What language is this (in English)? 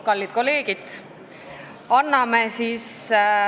Estonian